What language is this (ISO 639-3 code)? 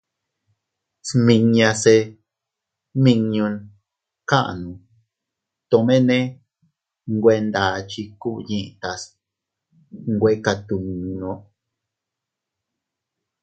cut